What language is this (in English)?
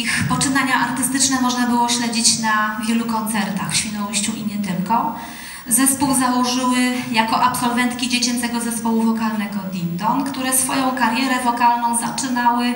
Polish